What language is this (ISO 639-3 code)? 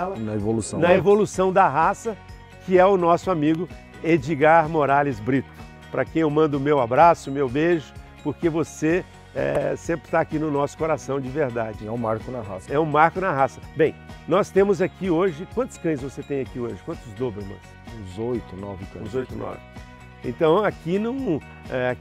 por